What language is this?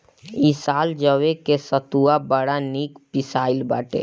Bhojpuri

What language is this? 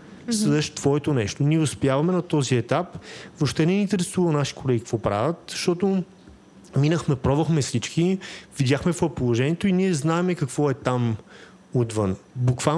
Bulgarian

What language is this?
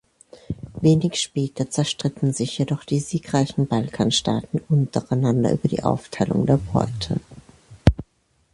German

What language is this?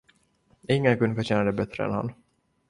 Swedish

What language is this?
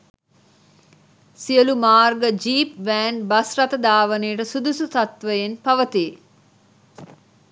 Sinhala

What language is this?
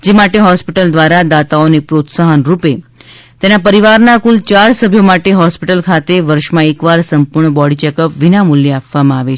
Gujarati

